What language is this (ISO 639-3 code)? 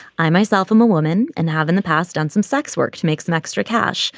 eng